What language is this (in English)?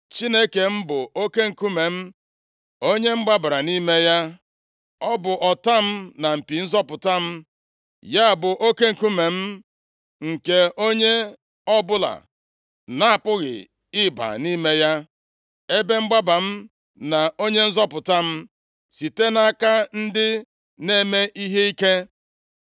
Igbo